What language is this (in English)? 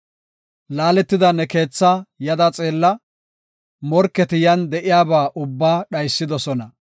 Gofa